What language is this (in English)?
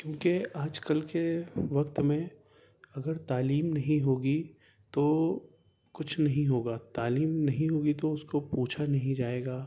Urdu